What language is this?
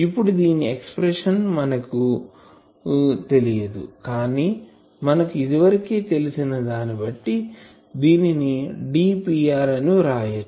Telugu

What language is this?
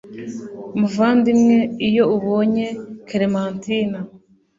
Kinyarwanda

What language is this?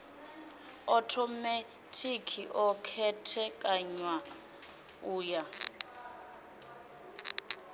Venda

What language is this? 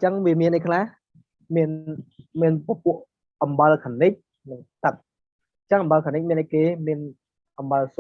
Vietnamese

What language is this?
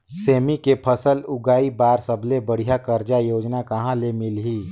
Chhattisgarhi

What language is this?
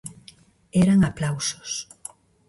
Galician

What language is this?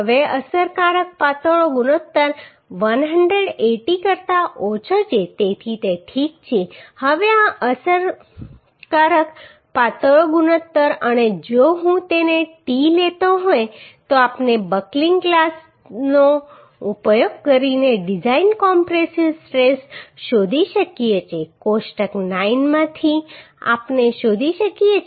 Gujarati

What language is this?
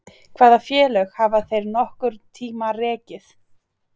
Icelandic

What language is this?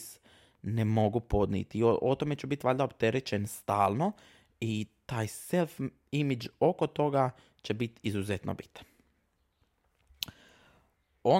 Croatian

